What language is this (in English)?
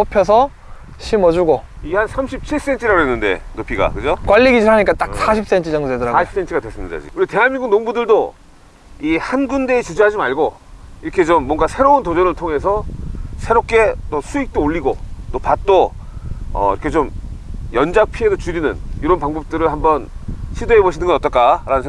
Korean